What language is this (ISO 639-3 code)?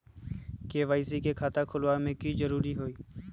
mag